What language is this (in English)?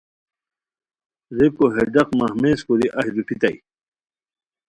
Khowar